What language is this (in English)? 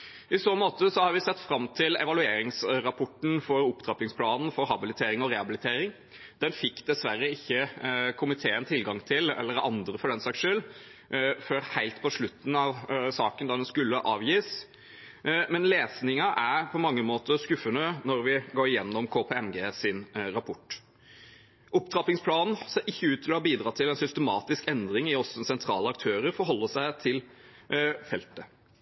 Norwegian Bokmål